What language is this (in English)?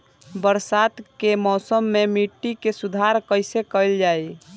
Bhojpuri